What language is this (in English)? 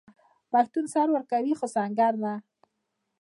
Pashto